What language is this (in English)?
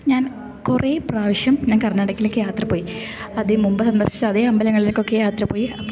Malayalam